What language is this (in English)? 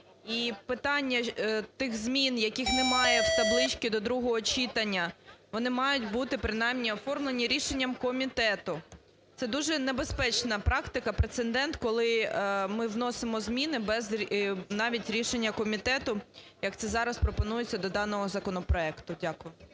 Ukrainian